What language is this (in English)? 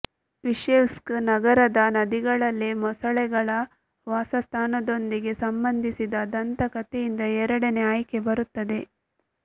Kannada